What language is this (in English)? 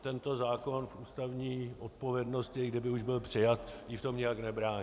Czech